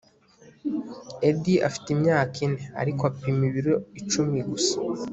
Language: Kinyarwanda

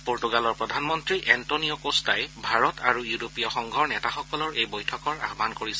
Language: Assamese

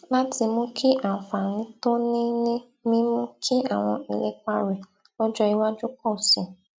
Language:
Yoruba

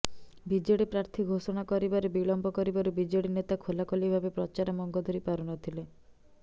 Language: Odia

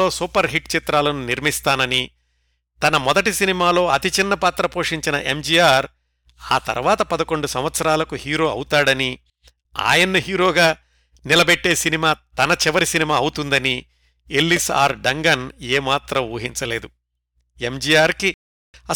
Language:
Telugu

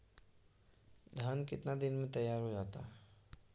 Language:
Magahi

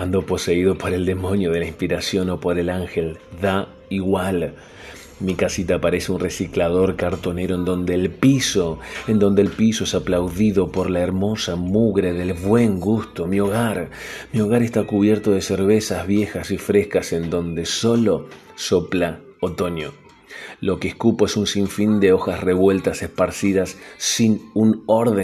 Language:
Spanish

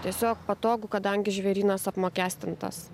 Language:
Lithuanian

